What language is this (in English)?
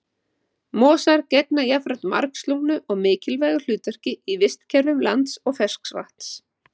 Icelandic